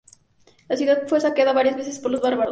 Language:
Spanish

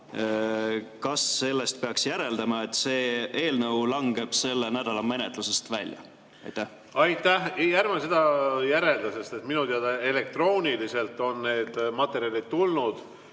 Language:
Estonian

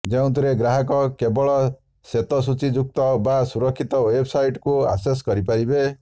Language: Odia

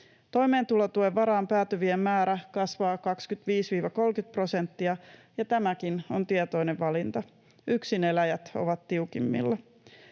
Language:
Finnish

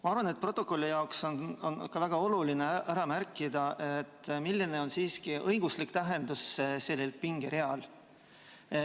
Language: Estonian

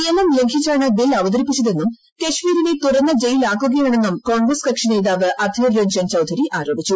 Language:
Malayalam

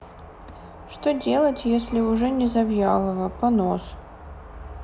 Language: Russian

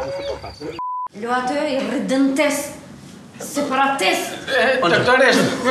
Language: Romanian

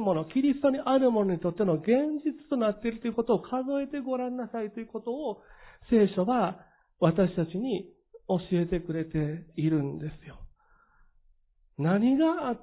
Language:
Japanese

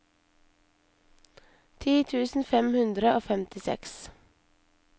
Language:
Norwegian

